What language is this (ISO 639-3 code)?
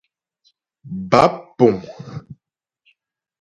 bbj